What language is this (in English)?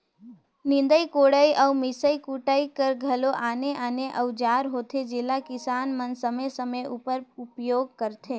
Chhattisgarhi